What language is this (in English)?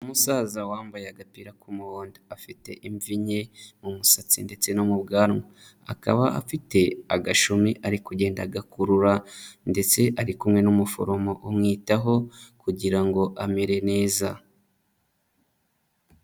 Kinyarwanda